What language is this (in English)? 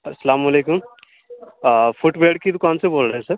Urdu